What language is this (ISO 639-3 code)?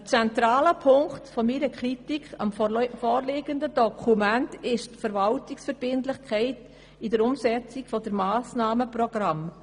gsw